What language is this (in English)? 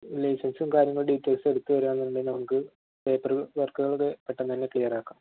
Malayalam